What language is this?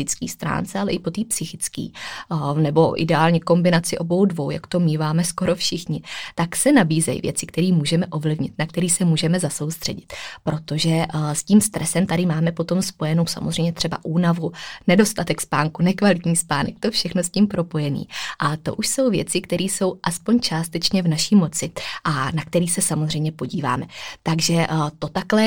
Czech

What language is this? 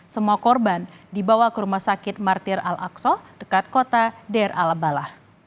Indonesian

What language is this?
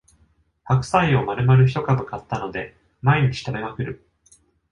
Japanese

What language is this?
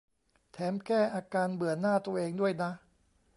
Thai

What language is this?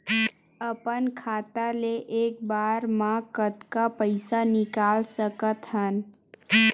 Chhattisgarhi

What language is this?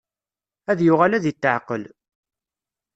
Kabyle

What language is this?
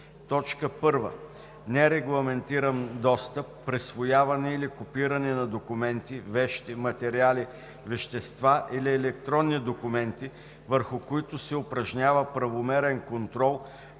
Bulgarian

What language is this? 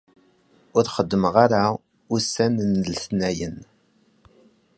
Kabyle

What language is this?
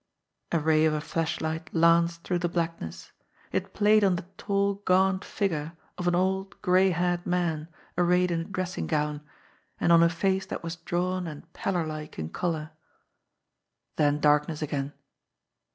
English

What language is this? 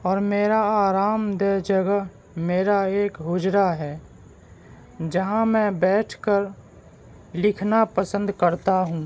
Urdu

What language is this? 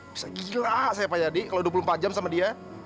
Indonesian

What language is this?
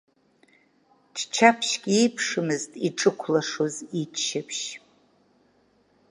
Abkhazian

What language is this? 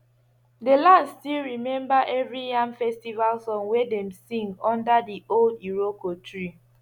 Nigerian Pidgin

